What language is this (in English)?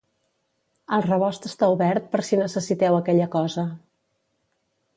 Catalan